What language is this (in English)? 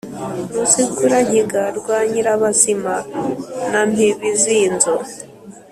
Kinyarwanda